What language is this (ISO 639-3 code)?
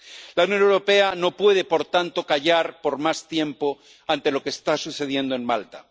spa